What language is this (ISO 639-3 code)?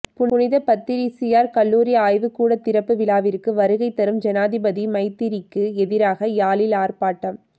tam